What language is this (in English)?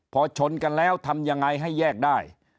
Thai